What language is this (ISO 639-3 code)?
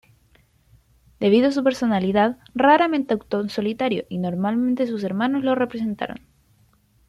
spa